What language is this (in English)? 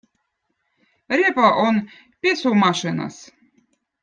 Votic